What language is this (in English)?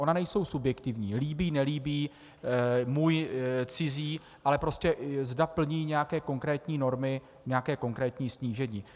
Czech